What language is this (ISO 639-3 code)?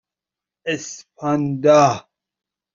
fas